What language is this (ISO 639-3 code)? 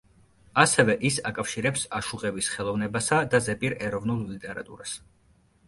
kat